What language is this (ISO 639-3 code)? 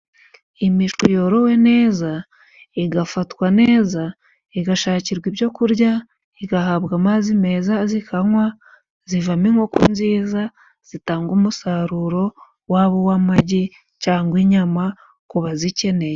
kin